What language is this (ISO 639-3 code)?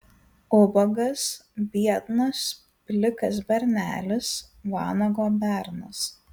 lit